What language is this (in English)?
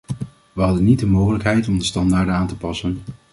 Dutch